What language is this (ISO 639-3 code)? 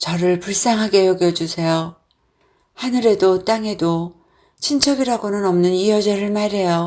kor